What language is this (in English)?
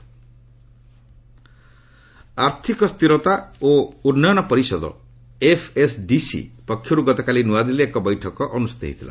Odia